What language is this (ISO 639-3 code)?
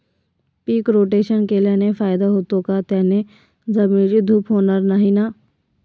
mar